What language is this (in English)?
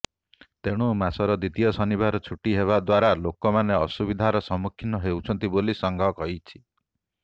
Odia